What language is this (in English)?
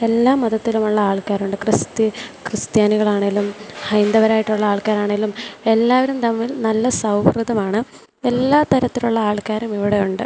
Malayalam